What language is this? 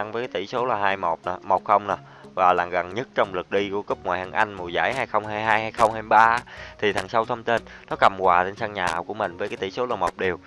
Vietnamese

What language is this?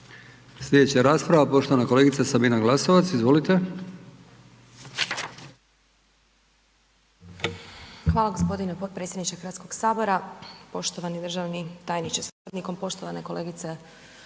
Croatian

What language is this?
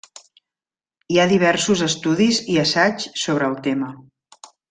Catalan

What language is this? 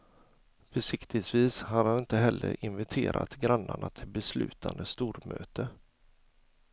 Swedish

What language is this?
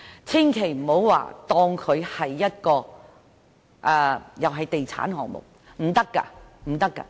Cantonese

